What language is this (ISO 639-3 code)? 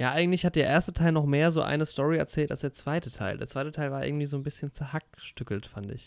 deu